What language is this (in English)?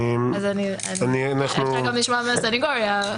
Hebrew